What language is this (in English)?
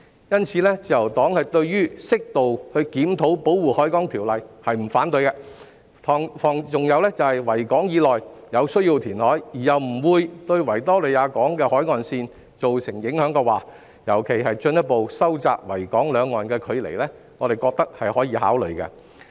Cantonese